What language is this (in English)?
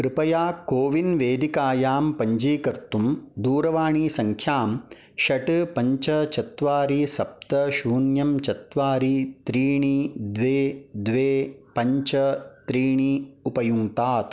Sanskrit